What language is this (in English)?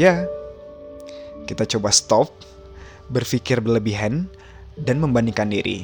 Indonesian